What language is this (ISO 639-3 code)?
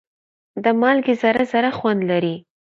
pus